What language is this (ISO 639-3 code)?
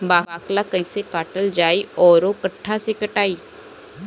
bho